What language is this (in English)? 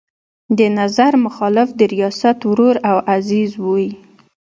Pashto